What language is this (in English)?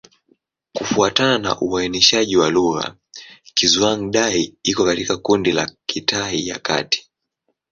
Swahili